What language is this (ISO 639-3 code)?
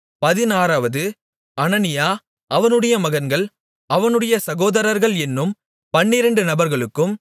tam